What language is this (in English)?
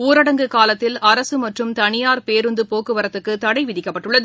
Tamil